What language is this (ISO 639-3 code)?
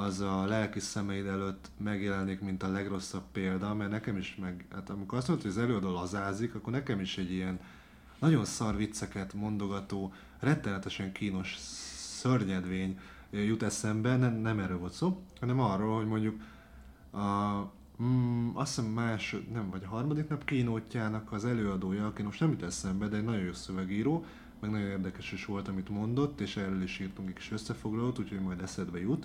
hun